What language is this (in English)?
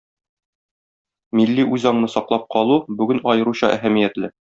Tatar